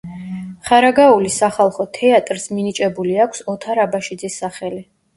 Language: Georgian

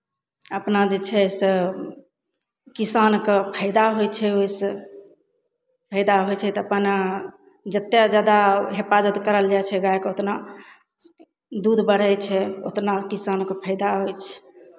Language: Maithili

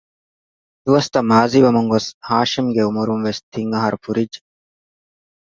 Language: Divehi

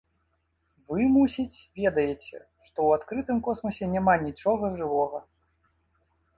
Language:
Belarusian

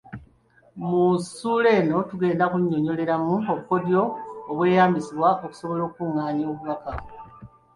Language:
Ganda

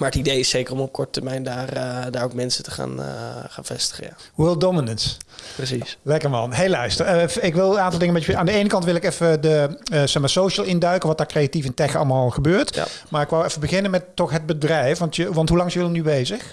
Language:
Dutch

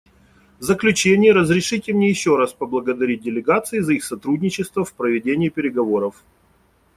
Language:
Russian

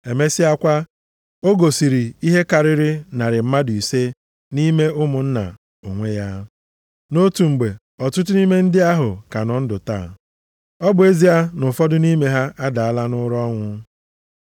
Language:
Igbo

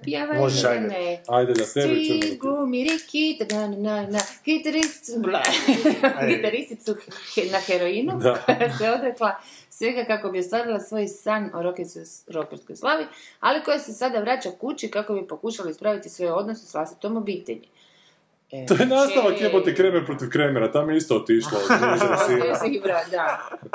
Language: Croatian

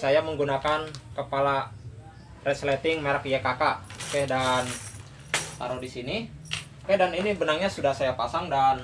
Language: Indonesian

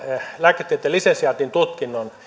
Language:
Finnish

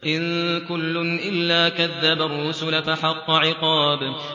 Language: Arabic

